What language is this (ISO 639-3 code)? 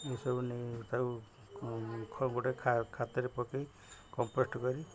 ori